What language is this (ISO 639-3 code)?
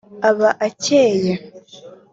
kin